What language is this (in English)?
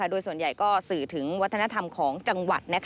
Thai